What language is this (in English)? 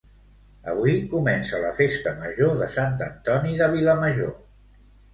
Catalan